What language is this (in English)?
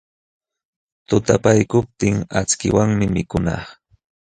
Jauja Wanca Quechua